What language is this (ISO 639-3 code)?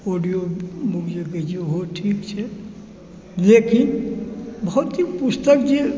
mai